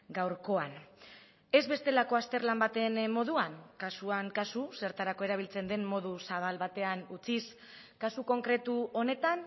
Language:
Basque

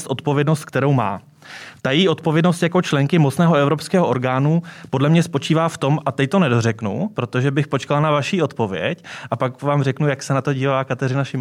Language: Czech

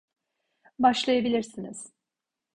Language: Turkish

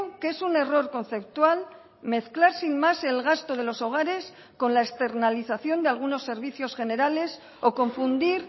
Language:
Spanish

